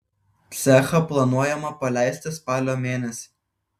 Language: Lithuanian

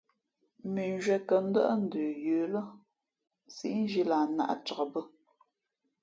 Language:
Fe'fe'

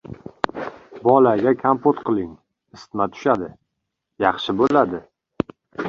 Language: Uzbek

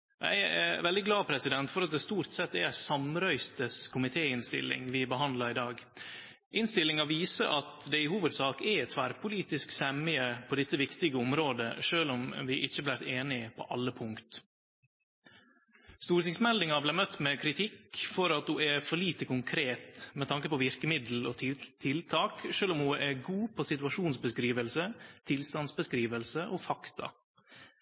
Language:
Norwegian Nynorsk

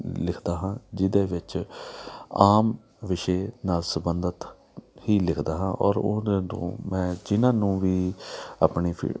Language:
Punjabi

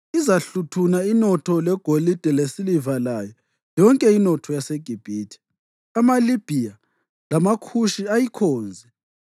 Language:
North Ndebele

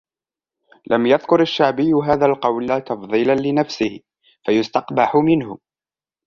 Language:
Arabic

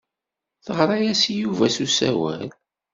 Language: Kabyle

